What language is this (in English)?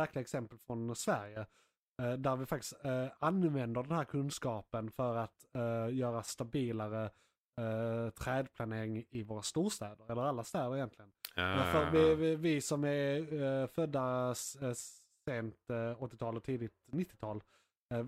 Swedish